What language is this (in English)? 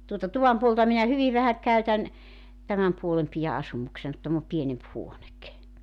Finnish